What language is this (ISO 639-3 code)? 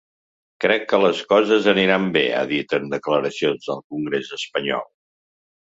cat